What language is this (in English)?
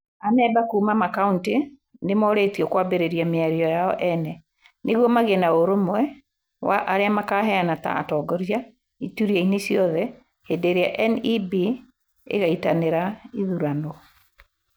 Kikuyu